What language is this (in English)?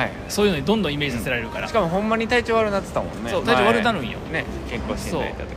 Japanese